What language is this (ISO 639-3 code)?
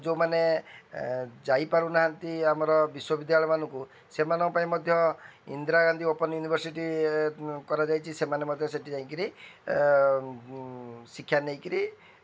ori